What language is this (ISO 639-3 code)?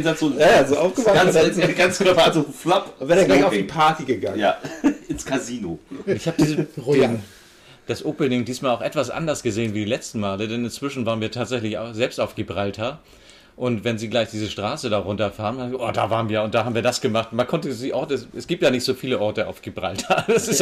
deu